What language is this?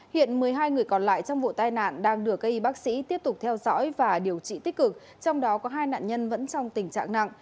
Vietnamese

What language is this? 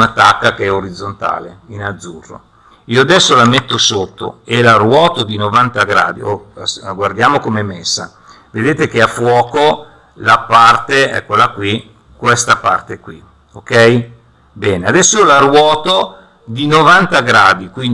Italian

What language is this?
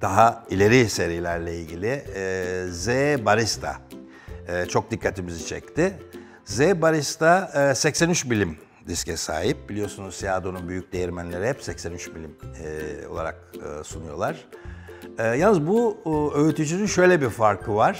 Turkish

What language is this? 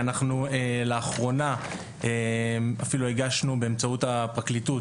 Hebrew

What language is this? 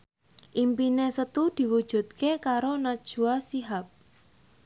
Javanese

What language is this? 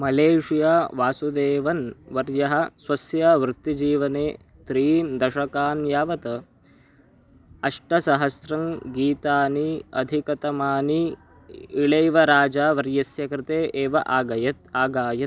Sanskrit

